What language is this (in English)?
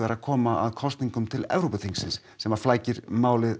Icelandic